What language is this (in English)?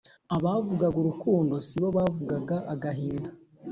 Kinyarwanda